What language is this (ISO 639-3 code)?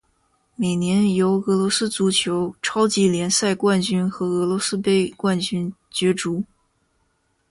zho